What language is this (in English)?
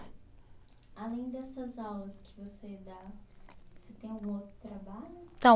Portuguese